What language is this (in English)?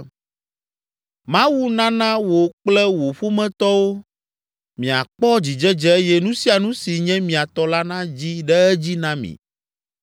Ewe